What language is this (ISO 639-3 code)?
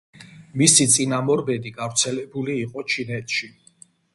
kat